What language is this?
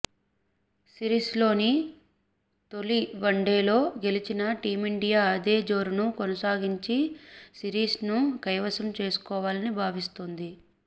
Telugu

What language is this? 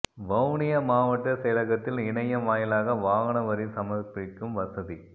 Tamil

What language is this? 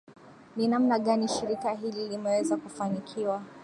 Swahili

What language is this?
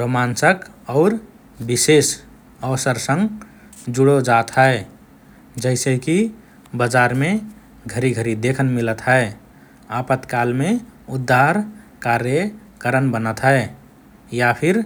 Rana Tharu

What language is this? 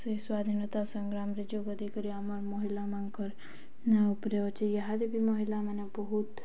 Odia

